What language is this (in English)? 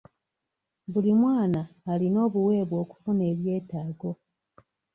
Ganda